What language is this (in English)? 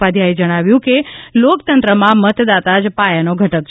Gujarati